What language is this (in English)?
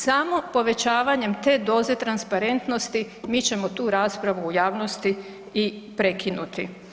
Croatian